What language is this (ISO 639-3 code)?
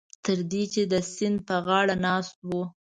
pus